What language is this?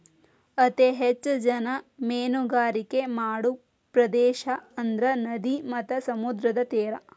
Kannada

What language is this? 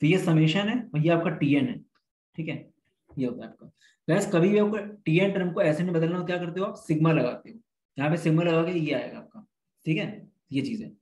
Hindi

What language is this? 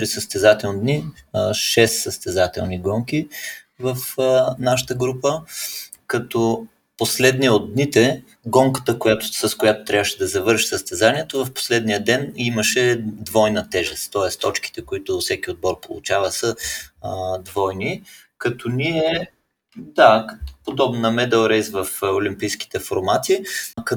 Bulgarian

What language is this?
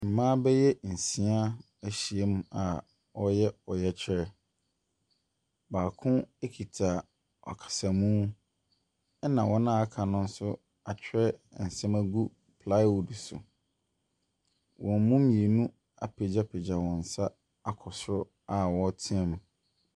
Akan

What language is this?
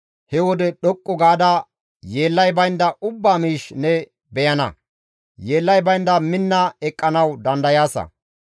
Gamo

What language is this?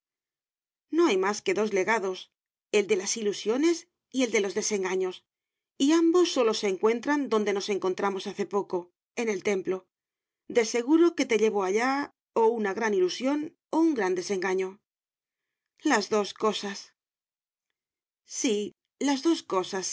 Spanish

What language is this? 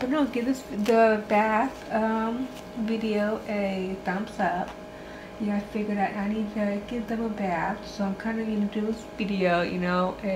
English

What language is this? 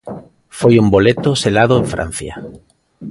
Galician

